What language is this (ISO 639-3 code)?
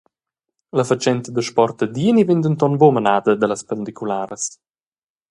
roh